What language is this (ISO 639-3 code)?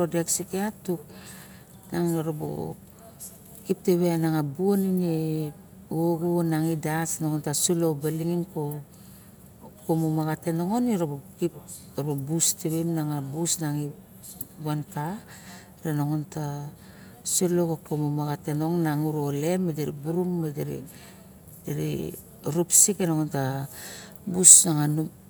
bjk